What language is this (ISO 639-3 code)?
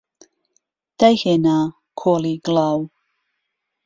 ckb